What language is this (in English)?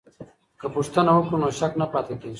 Pashto